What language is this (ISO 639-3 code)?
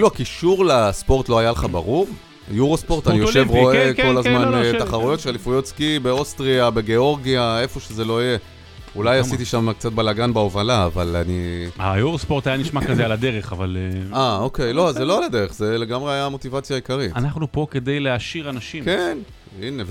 heb